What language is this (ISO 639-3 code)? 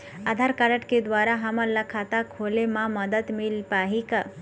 hne